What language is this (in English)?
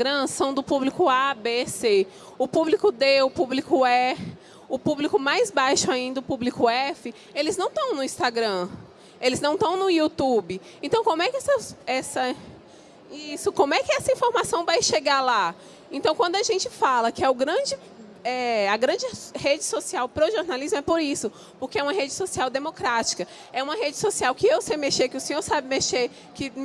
Portuguese